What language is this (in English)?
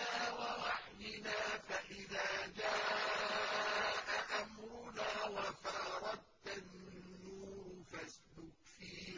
Arabic